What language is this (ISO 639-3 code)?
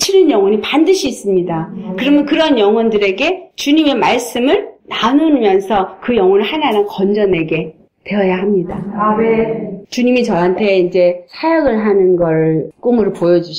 kor